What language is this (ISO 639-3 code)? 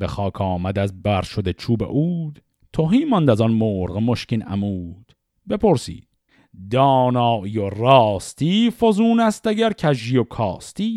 fas